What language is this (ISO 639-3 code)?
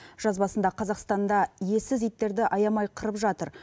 kaz